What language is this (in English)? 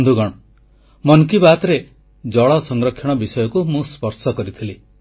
Odia